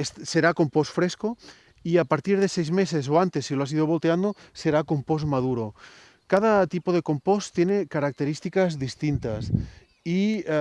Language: Spanish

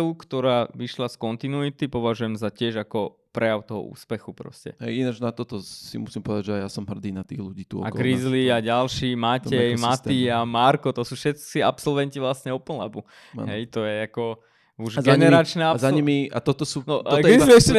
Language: Slovak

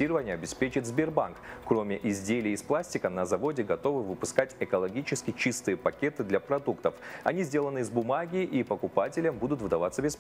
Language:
Russian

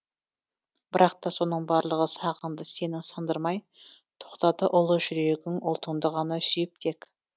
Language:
Kazakh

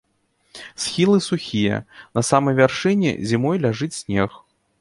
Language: Belarusian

